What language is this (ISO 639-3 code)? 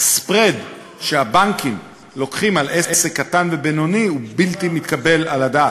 heb